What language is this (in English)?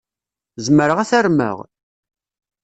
Kabyle